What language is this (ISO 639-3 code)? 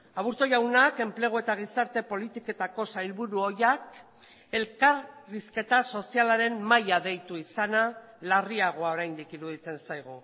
eus